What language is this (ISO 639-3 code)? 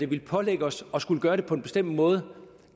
dan